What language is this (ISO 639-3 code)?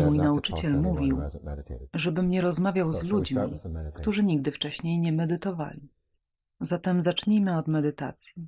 pol